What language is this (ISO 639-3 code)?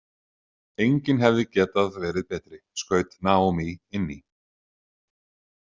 isl